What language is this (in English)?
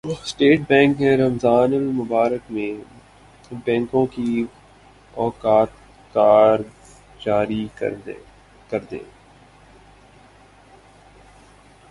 Urdu